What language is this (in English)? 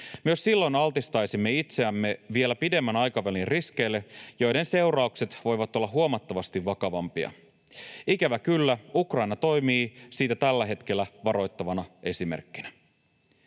Finnish